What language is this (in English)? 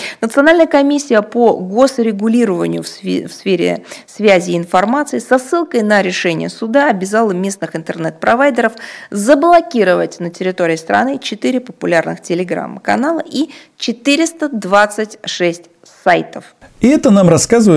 Russian